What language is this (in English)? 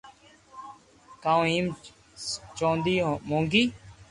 Loarki